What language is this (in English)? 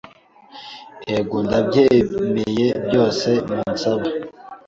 Kinyarwanda